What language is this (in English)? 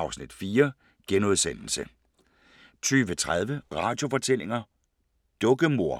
Danish